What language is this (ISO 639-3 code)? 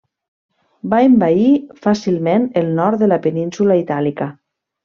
cat